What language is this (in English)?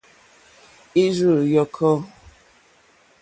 Mokpwe